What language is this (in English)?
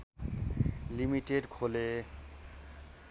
Nepali